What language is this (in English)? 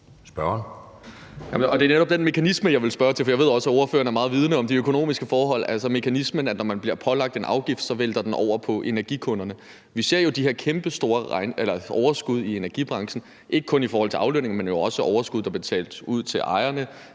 Danish